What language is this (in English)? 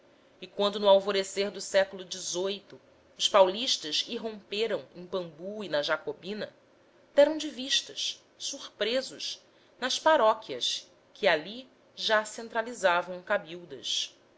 Portuguese